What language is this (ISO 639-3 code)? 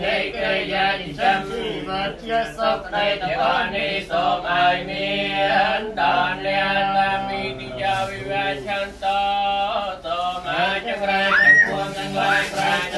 tha